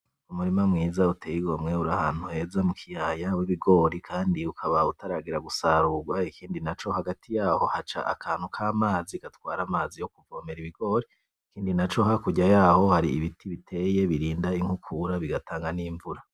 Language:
Rundi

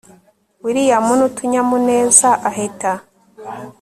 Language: Kinyarwanda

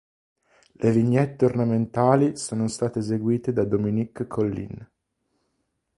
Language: Italian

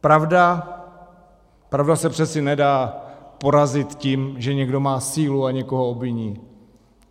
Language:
Czech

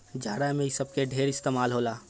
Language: Bhojpuri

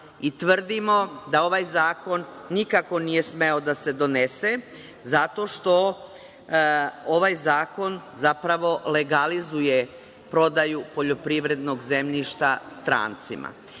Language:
Serbian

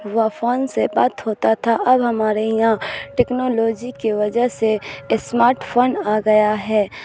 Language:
Urdu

